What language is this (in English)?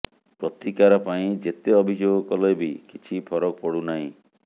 Odia